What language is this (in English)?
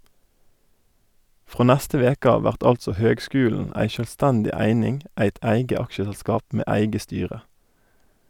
Norwegian